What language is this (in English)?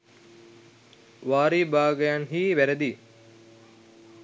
Sinhala